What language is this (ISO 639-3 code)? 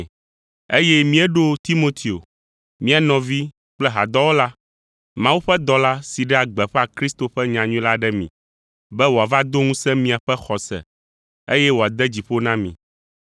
ewe